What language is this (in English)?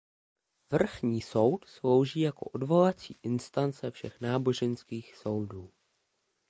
Czech